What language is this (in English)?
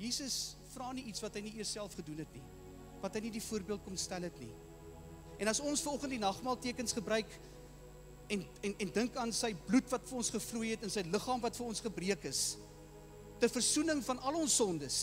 Dutch